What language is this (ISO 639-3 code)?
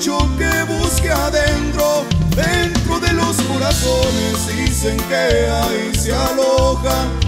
spa